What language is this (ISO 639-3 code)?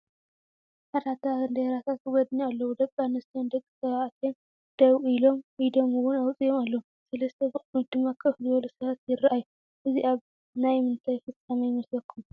tir